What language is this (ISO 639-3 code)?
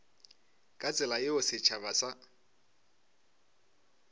nso